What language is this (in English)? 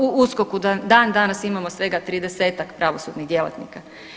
Croatian